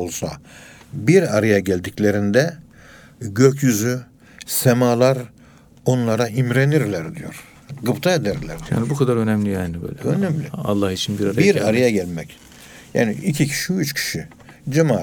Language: Turkish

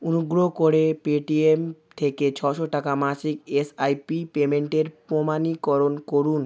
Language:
Bangla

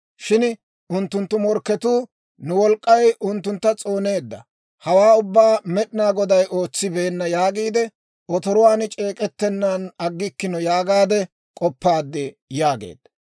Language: Dawro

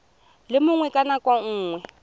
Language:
Tswana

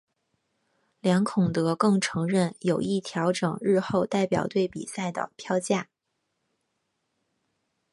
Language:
Chinese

